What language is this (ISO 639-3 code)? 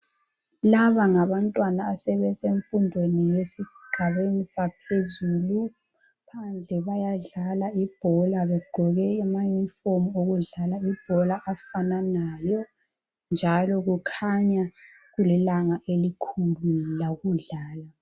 nde